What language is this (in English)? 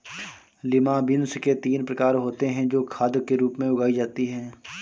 Hindi